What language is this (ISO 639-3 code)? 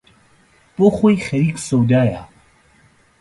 ckb